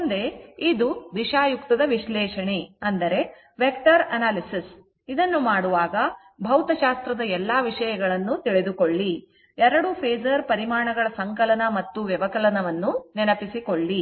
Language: Kannada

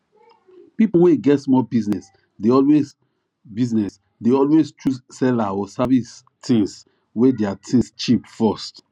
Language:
Nigerian Pidgin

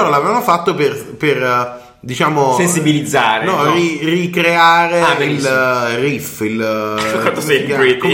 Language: Italian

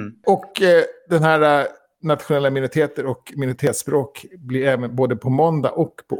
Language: Swedish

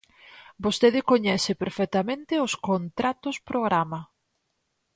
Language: Galician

